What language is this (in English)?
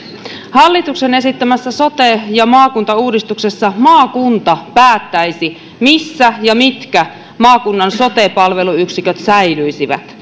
Finnish